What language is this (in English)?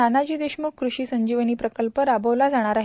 Marathi